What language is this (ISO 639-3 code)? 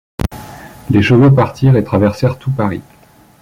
fra